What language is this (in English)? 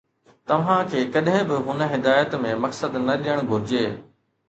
Sindhi